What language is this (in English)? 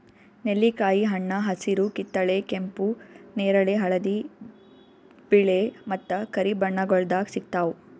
Kannada